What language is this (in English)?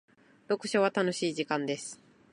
Japanese